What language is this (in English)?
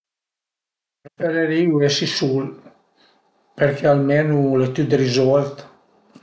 Piedmontese